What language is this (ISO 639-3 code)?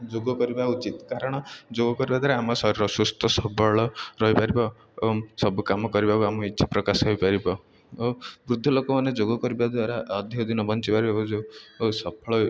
ori